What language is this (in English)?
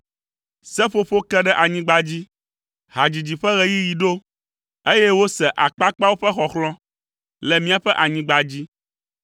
Ewe